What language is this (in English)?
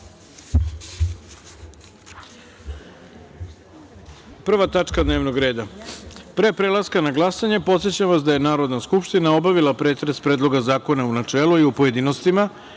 Serbian